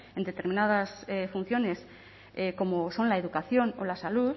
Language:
Spanish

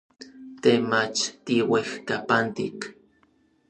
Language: Orizaba Nahuatl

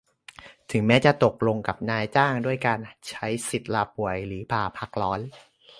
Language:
Thai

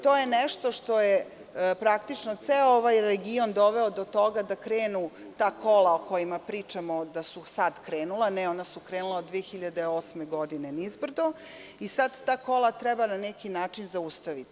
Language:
Serbian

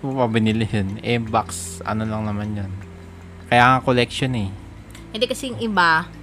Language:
Filipino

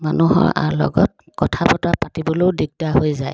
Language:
Assamese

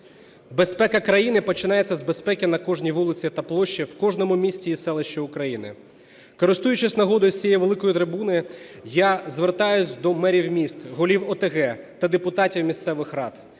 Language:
Ukrainian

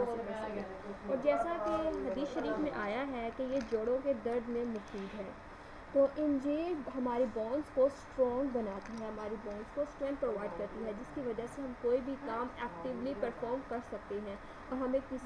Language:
Hindi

